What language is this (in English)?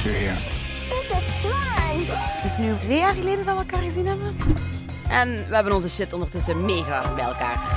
Dutch